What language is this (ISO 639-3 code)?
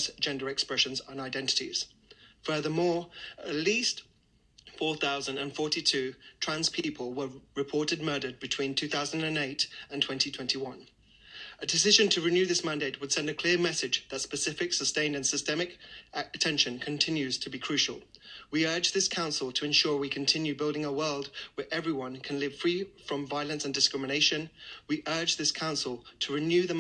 eng